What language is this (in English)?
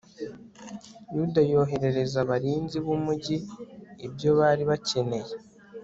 Kinyarwanda